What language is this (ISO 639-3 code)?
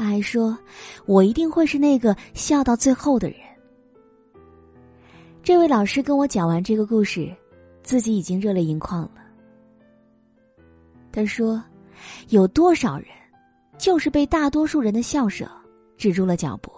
zho